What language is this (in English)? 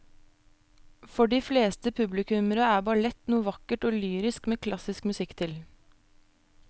Norwegian